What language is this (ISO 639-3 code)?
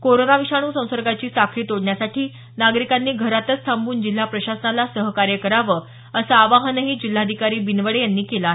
mar